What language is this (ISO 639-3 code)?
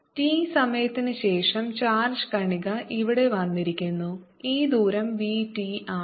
mal